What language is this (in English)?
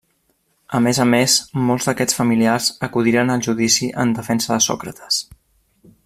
Catalan